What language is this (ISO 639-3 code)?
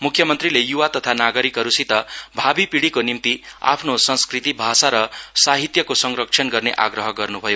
nep